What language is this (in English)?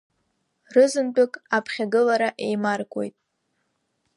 Abkhazian